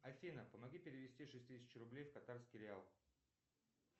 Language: Russian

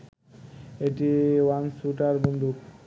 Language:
Bangla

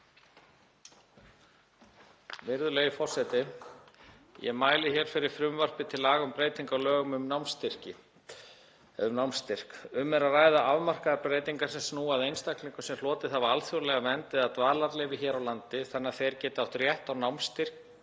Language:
Icelandic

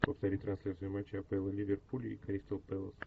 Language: Russian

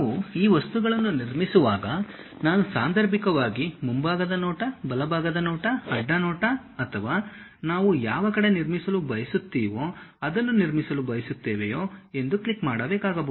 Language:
Kannada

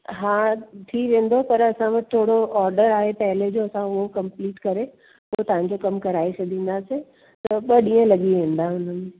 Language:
Sindhi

